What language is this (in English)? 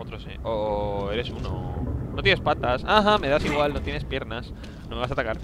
Spanish